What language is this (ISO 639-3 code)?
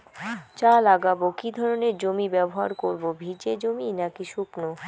ben